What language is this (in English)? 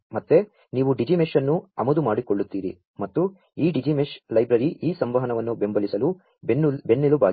Kannada